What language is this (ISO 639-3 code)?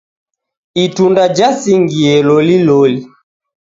dav